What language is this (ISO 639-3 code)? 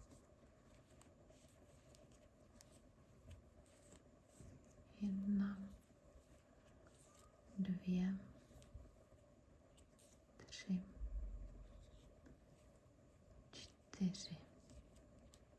ces